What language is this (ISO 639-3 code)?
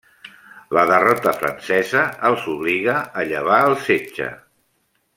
cat